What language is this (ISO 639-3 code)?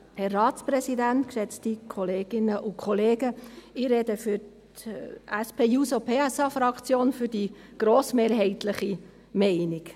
gsw